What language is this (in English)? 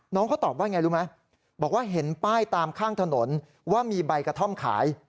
Thai